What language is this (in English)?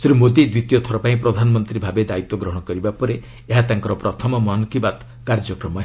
Odia